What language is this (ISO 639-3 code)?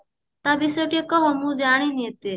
ori